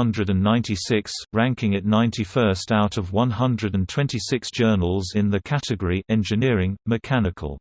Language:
English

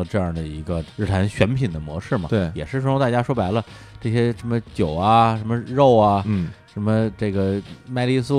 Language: Chinese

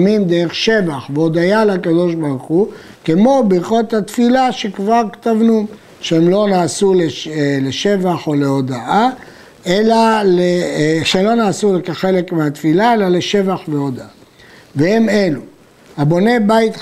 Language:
Hebrew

